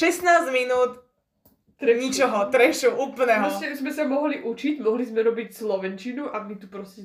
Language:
Slovak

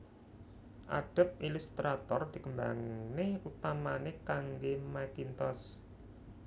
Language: Javanese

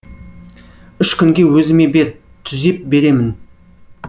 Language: Kazakh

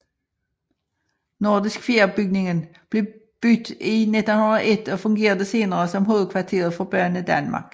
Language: Danish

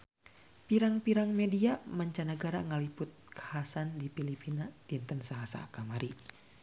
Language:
Sundanese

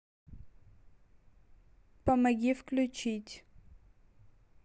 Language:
Russian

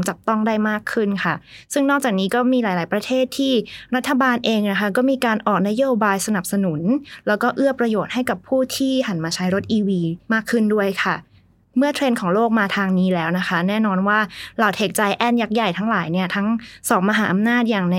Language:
Thai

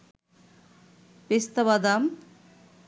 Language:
Bangla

